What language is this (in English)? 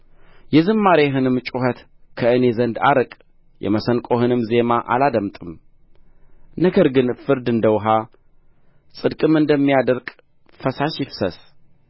Amharic